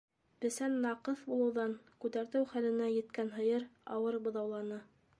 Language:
Bashkir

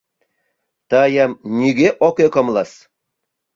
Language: Mari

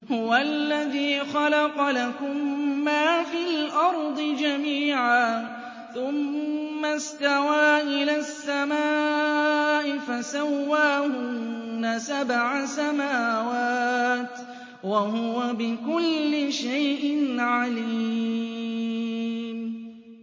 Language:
Arabic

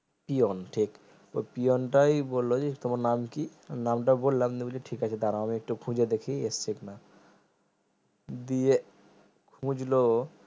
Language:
Bangla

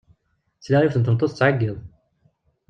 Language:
Kabyle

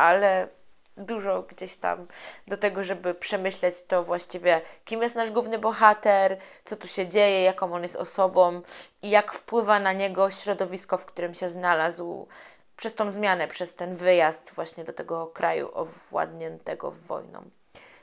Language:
Polish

